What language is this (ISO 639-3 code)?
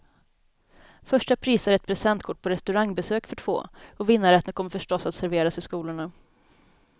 swe